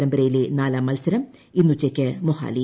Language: Malayalam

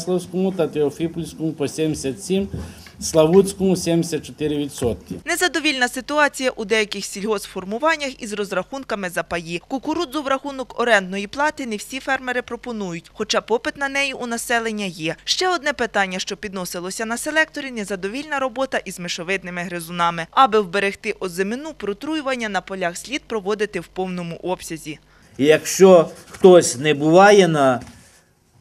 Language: Ukrainian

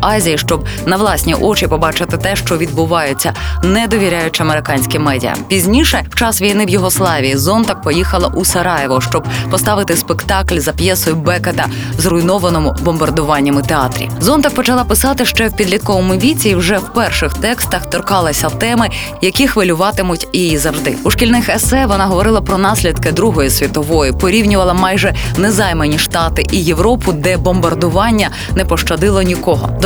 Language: Ukrainian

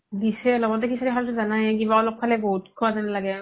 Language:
Assamese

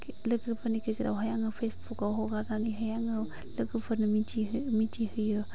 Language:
Bodo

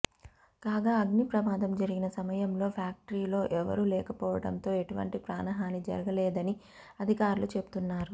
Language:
Telugu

